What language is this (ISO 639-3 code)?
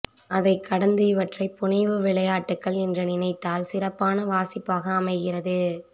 tam